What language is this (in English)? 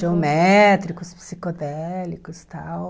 Portuguese